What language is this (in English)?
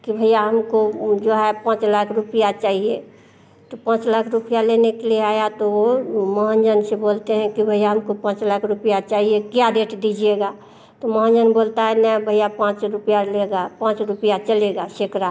Hindi